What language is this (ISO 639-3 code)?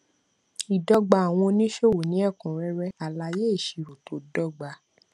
yor